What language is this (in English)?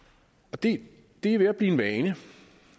Danish